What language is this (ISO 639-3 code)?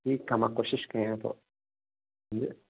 snd